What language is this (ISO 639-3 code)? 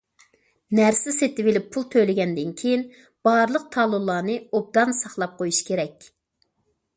uig